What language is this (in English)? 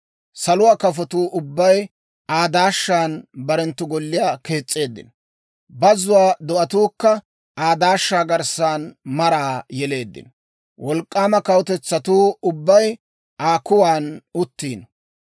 Dawro